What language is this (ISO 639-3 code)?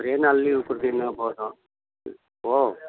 tam